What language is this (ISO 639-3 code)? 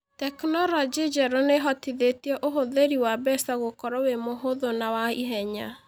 kik